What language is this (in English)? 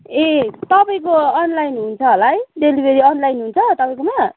Nepali